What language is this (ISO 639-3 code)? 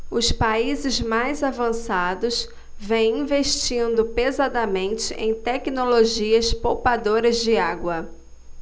por